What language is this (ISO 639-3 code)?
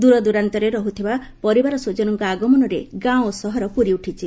ori